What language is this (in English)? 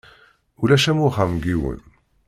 Kabyle